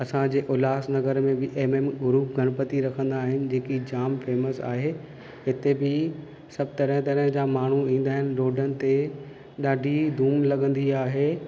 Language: Sindhi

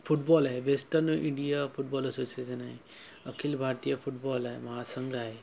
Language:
Marathi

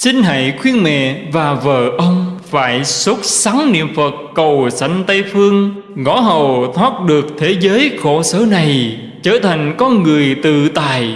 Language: Vietnamese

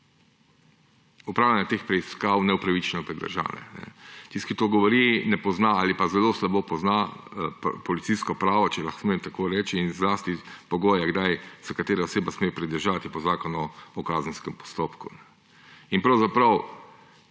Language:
Slovenian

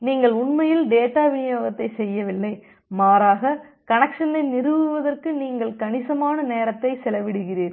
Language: Tamil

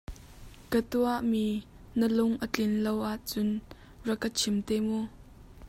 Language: Hakha Chin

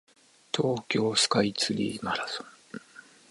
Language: Japanese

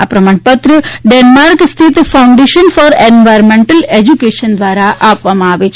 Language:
Gujarati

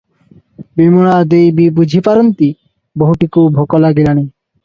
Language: Odia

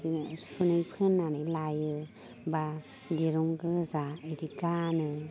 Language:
Bodo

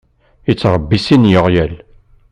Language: Kabyle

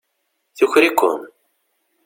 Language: Kabyle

